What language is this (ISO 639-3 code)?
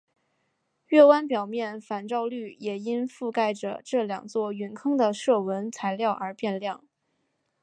zho